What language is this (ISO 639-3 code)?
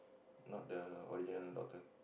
eng